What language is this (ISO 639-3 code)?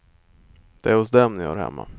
swe